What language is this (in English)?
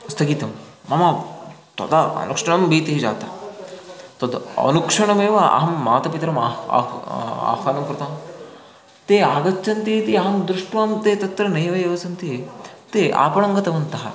Sanskrit